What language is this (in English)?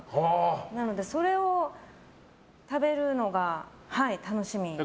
Japanese